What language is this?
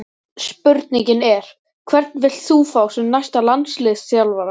Icelandic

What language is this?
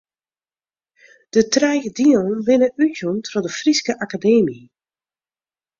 Western Frisian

